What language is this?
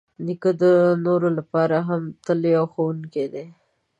Pashto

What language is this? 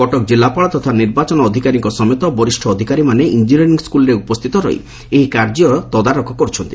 Odia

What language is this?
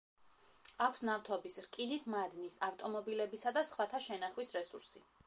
Georgian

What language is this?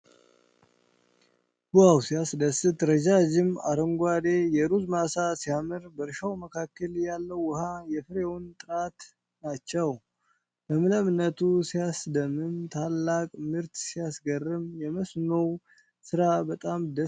Amharic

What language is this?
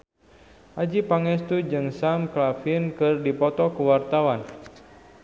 Sundanese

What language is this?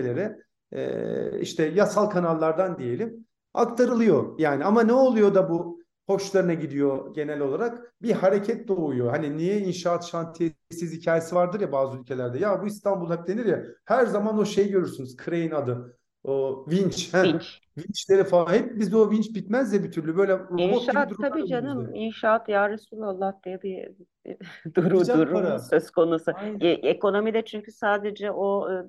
Turkish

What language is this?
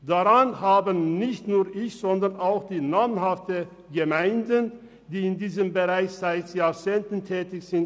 Swiss German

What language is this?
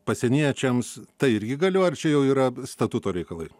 Lithuanian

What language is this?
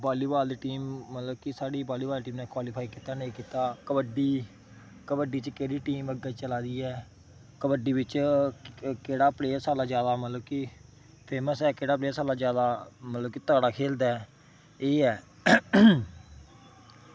Dogri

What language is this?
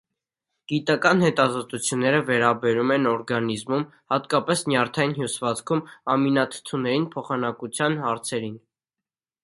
Armenian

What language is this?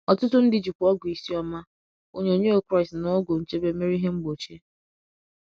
Igbo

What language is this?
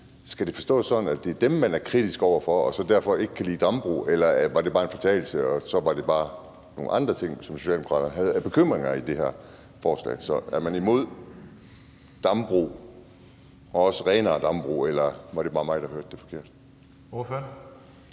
Danish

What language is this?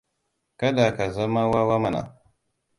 Hausa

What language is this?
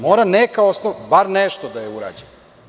Serbian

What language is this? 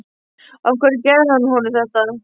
Icelandic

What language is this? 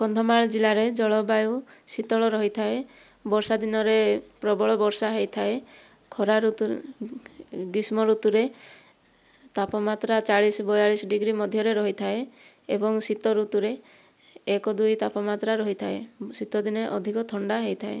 Odia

